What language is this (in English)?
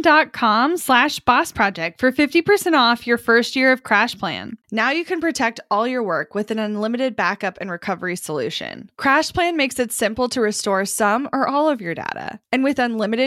English